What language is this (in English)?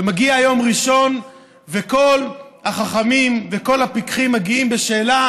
Hebrew